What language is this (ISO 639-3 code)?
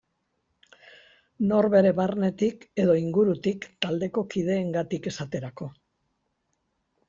eus